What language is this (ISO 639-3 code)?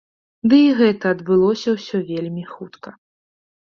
bel